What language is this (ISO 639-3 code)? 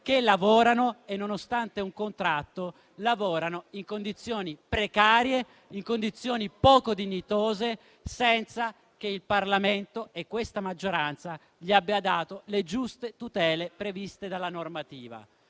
ita